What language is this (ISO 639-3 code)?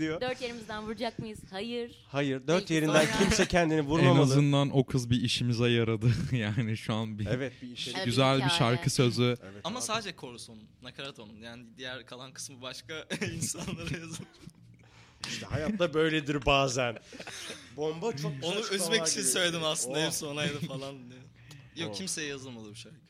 tur